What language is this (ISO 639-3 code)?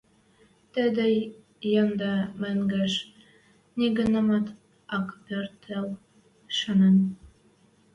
mrj